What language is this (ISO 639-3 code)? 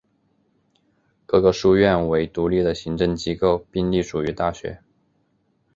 zho